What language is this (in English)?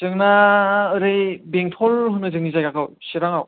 Bodo